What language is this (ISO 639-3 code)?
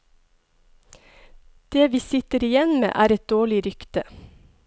nor